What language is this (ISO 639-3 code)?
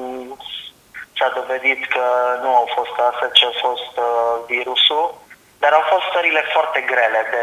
ron